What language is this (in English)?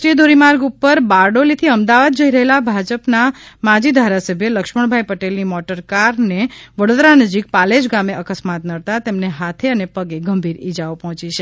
Gujarati